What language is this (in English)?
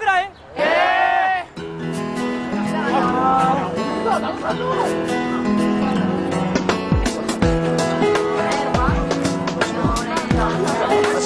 Korean